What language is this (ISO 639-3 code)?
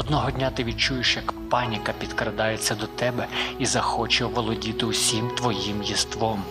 ukr